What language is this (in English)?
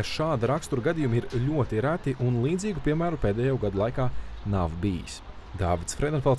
Latvian